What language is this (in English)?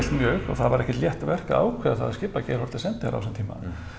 Icelandic